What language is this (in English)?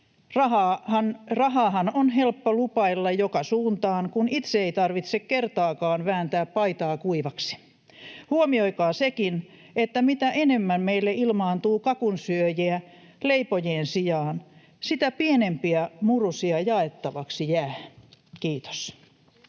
Finnish